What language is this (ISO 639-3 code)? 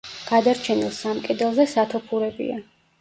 kat